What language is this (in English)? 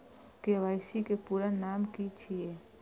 Maithili